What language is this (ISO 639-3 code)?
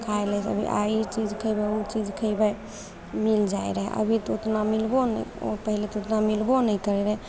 mai